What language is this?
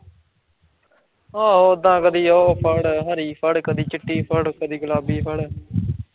Punjabi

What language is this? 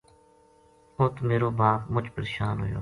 Gujari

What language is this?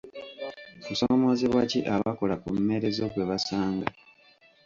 Ganda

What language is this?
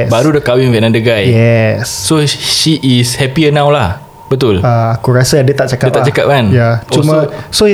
Malay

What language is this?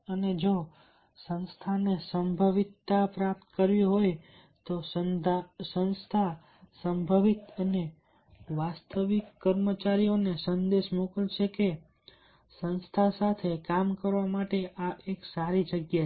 Gujarati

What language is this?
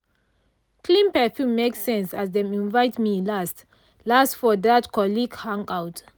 Nigerian Pidgin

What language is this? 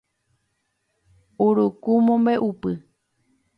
Guarani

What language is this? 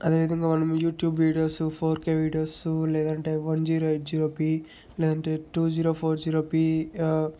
Telugu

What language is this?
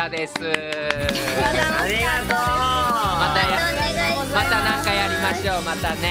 Japanese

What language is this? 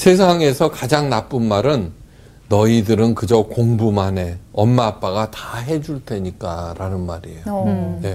Korean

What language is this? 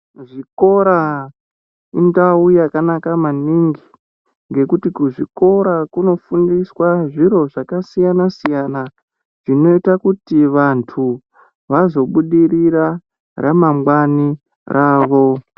Ndau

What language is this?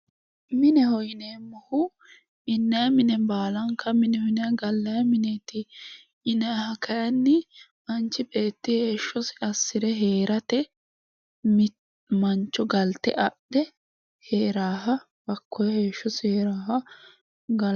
Sidamo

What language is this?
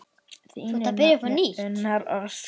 Icelandic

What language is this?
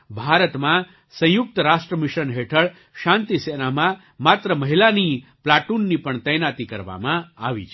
Gujarati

